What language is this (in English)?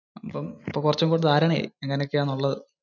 Malayalam